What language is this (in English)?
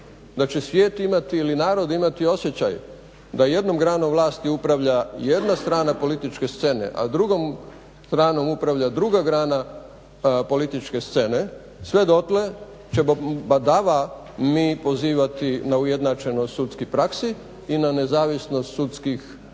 Croatian